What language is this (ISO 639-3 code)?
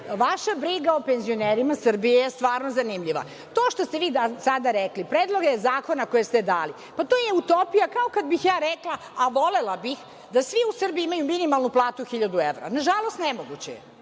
srp